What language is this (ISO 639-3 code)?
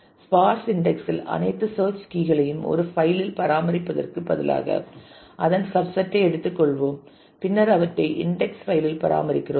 tam